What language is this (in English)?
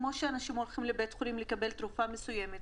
Hebrew